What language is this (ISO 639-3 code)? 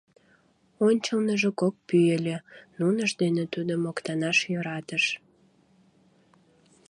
chm